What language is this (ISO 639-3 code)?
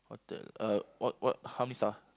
eng